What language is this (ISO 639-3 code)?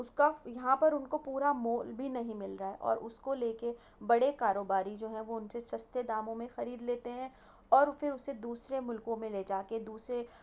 urd